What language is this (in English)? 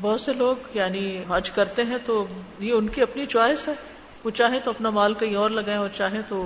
Urdu